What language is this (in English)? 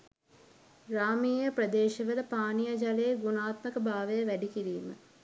Sinhala